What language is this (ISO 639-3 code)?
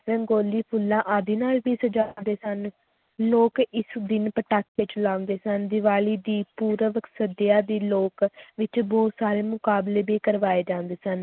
pan